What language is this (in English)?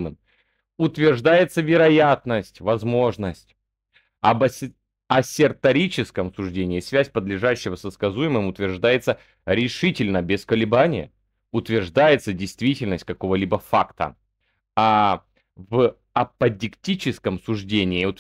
Russian